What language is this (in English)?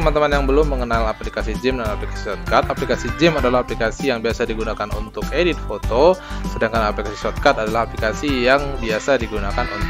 Indonesian